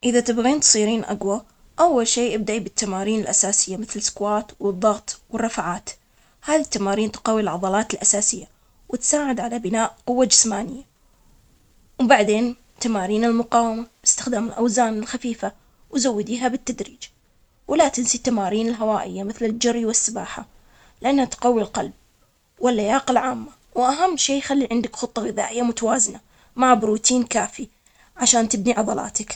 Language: Omani Arabic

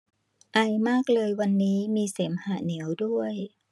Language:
Thai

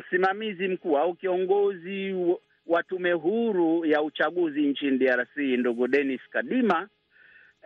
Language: Swahili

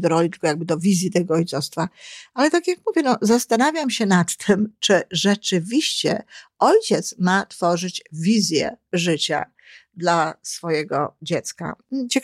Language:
Polish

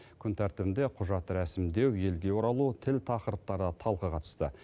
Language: Kazakh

